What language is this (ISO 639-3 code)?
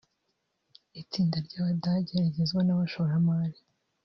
kin